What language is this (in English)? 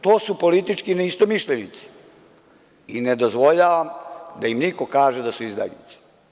Serbian